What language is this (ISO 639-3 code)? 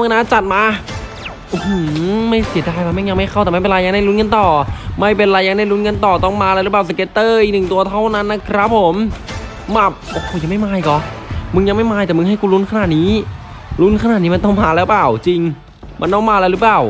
tha